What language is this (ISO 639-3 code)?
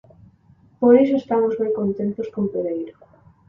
glg